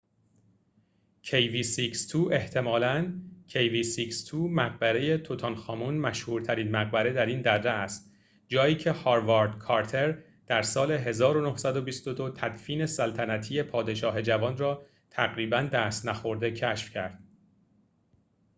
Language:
Persian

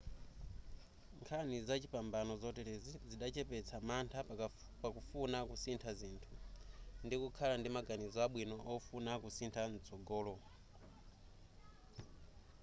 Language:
Nyanja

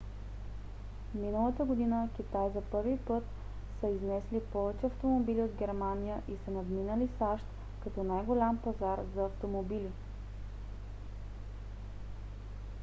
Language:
Bulgarian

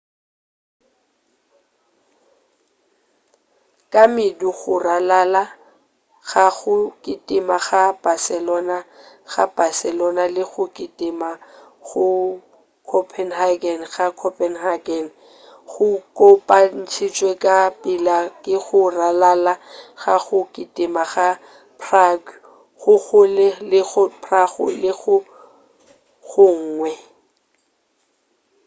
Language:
Northern Sotho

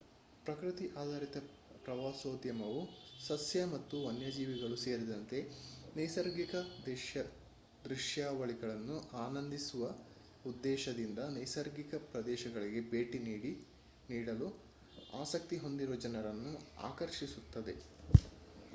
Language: Kannada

